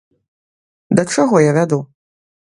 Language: Belarusian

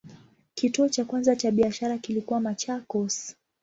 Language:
Swahili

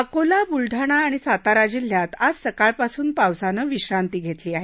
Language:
Marathi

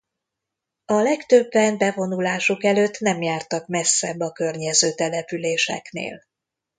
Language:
Hungarian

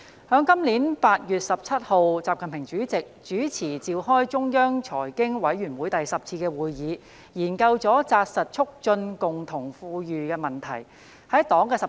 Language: Cantonese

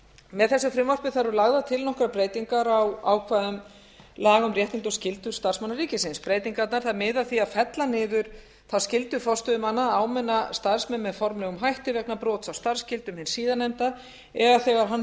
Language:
Icelandic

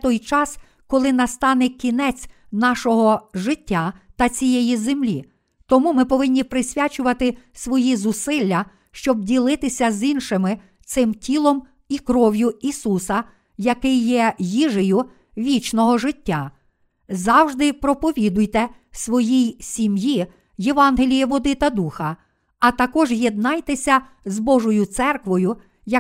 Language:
Ukrainian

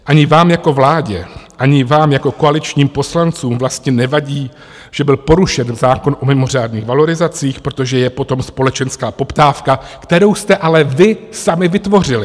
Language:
Czech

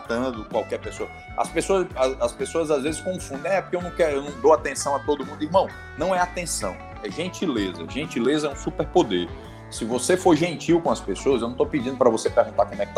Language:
Portuguese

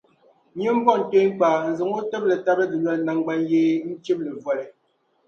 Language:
Dagbani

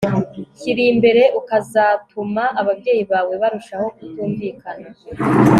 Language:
Kinyarwanda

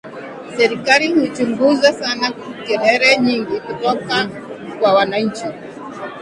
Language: Swahili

